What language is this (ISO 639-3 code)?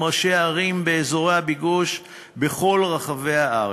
heb